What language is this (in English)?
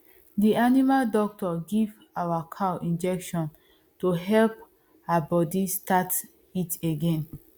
Nigerian Pidgin